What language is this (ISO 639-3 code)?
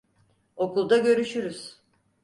tur